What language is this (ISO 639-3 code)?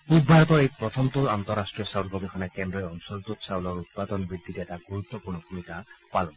asm